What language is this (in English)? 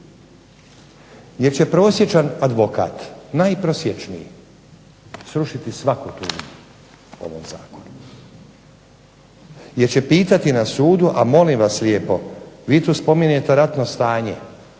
Croatian